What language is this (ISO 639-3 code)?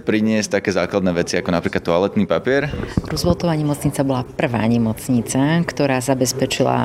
slk